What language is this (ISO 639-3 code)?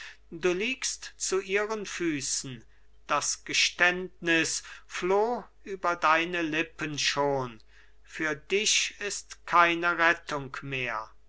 deu